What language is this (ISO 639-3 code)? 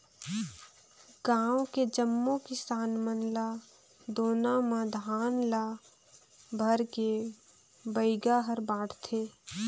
hne